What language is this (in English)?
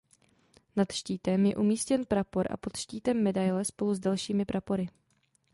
Czech